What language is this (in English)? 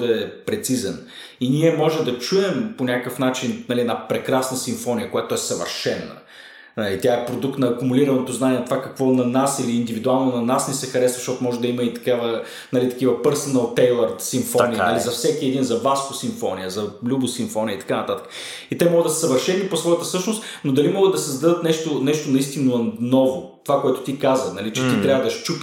Bulgarian